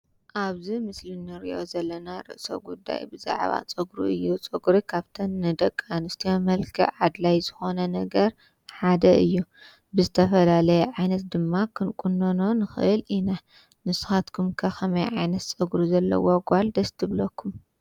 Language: Tigrinya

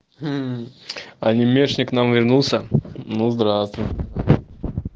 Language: Russian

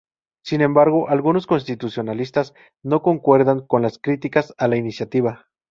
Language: Spanish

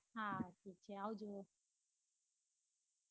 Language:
Gujarati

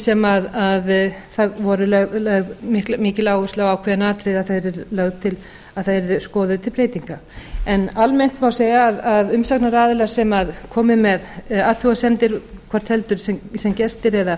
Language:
Icelandic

